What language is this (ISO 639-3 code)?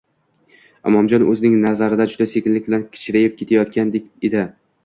uzb